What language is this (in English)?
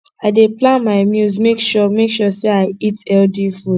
Nigerian Pidgin